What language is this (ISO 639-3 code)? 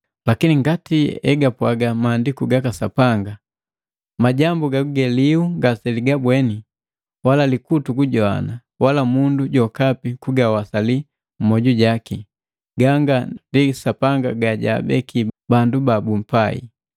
mgv